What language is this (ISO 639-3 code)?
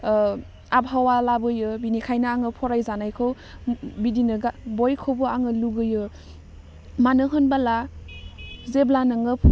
brx